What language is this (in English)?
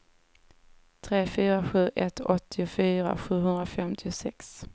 Swedish